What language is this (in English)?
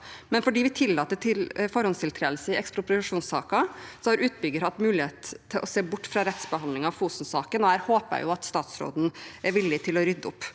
Norwegian